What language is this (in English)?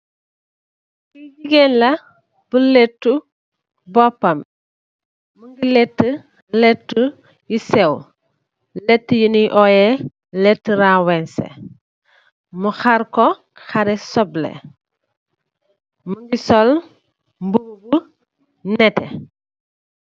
Wolof